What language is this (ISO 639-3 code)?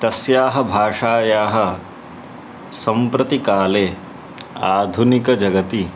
san